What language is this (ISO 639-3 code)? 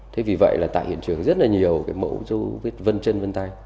vie